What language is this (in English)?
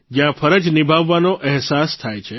Gujarati